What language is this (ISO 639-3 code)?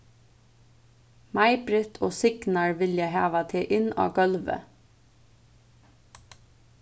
fao